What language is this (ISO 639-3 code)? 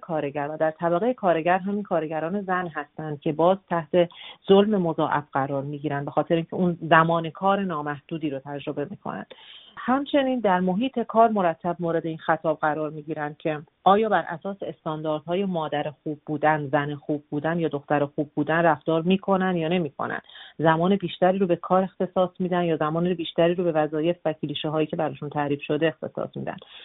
fas